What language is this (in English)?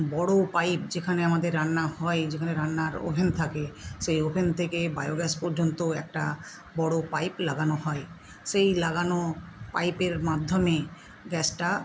Bangla